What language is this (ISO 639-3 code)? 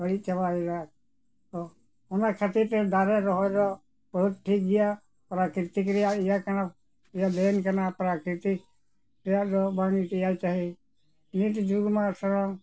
sat